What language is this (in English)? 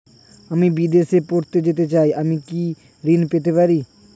Bangla